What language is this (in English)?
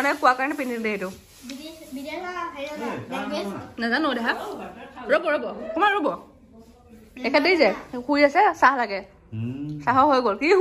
Indonesian